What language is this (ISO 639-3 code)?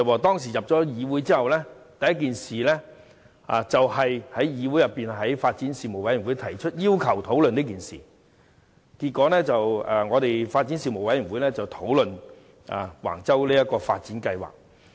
yue